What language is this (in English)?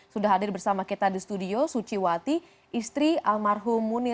Indonesian